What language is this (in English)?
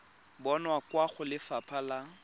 Tswana